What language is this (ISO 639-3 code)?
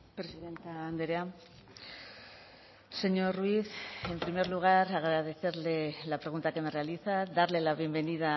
spa